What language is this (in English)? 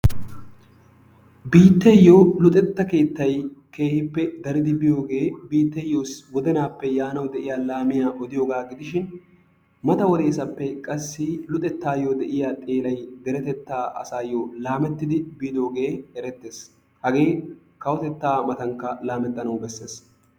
Wolaytta